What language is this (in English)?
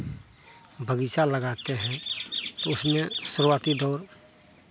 Hindi